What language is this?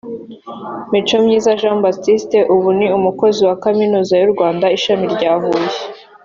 Kinyarwanda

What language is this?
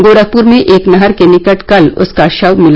Hindi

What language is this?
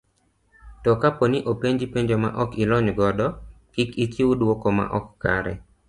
Luo (Kenya and Tanzania)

